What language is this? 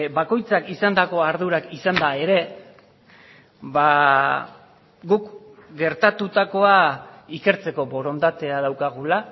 Basque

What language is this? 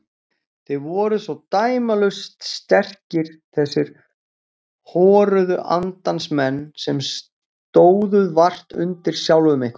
Icelandic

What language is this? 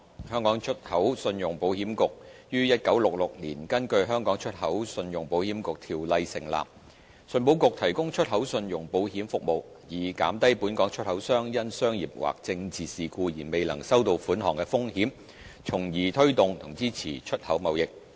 Cantonese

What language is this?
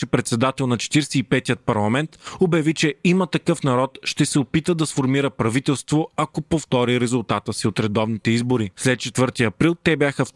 Bulgarian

